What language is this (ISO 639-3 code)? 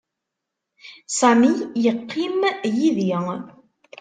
kab